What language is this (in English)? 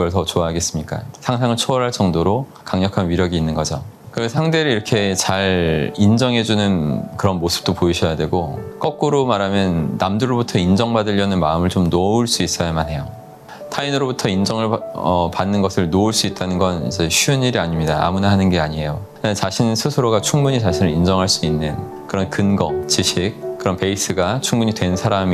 Korean